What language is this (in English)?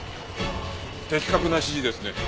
Japanese